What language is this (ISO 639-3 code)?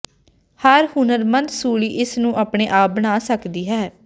pan